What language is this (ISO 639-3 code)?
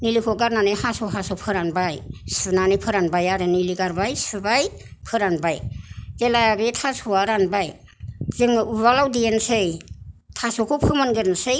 brx